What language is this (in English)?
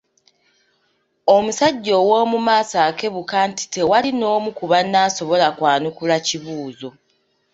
Ganda